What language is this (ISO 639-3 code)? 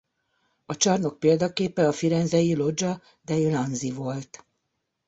hun